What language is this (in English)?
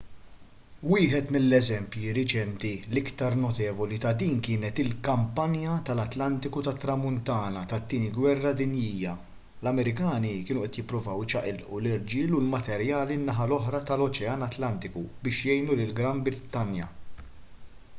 Maltese